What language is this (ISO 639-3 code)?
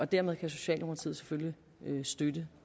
dan